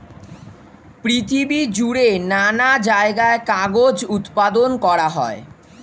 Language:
Bangla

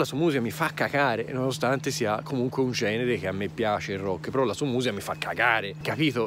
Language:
Italian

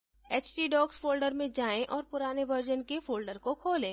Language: Hindi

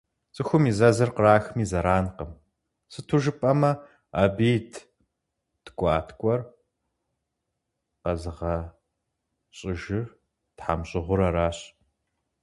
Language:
Kabardian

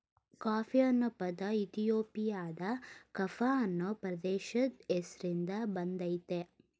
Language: Kannada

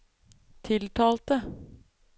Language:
Norwegian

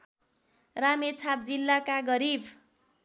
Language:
Nepali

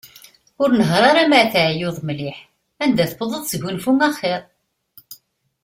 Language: Kabyle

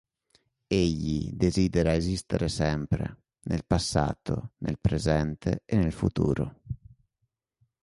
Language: Italian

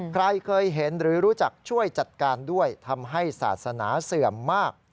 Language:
Thai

